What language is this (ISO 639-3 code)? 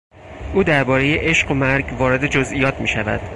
fas